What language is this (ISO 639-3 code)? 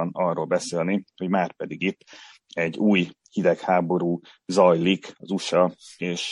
hun